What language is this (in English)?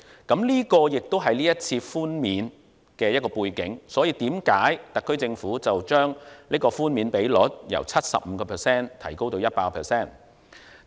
Cantonese